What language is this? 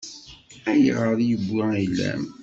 Kabyle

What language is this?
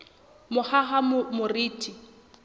Southern Sotho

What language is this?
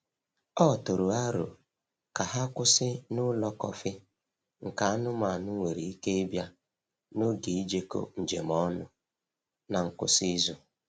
Igbo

